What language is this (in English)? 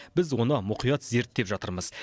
Kazakh